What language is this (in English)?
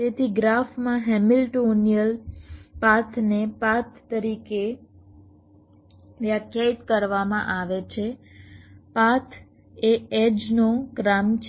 Gujarati